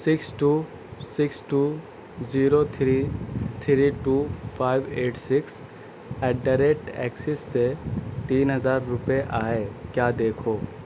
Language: Urdu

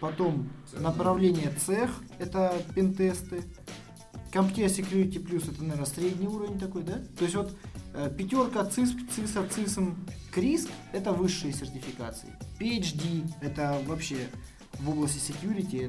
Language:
Russian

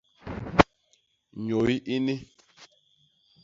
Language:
Basaa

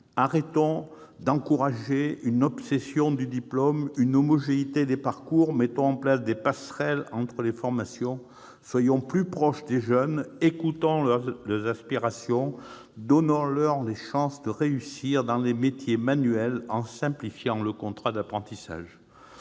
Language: French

